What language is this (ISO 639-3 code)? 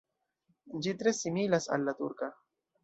epo